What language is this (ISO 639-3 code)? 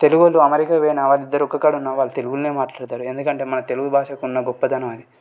tel